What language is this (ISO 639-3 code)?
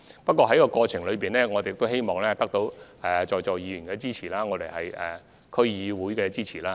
yue